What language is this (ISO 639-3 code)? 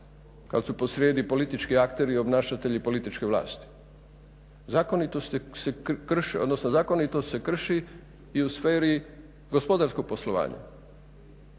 hrv